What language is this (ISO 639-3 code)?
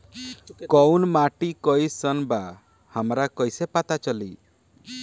bho